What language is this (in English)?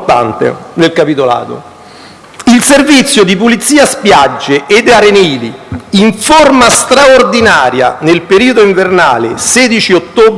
Italian